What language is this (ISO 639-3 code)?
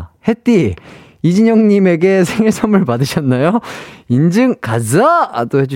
kor